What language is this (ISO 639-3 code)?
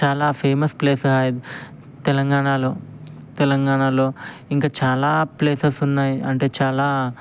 tel